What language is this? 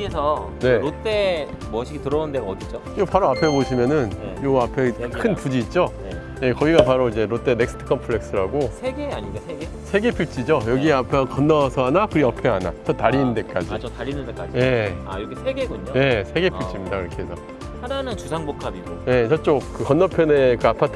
Korean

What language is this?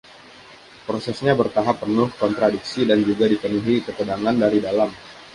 Indonesian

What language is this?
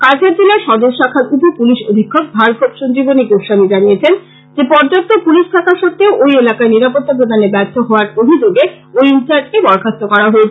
Bangla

